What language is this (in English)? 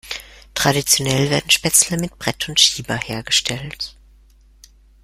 German